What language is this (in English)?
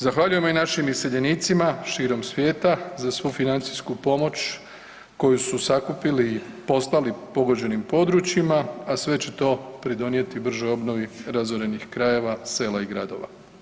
Croatian